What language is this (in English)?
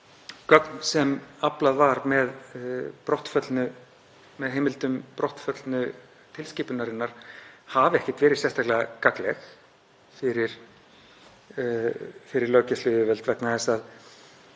Icelandic